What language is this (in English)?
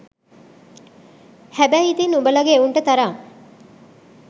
Sinhala